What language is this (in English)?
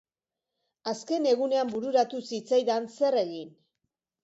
Basque